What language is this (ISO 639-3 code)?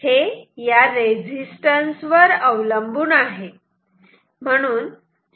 mar